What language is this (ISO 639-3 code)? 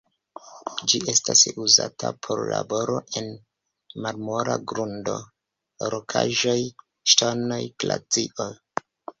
epo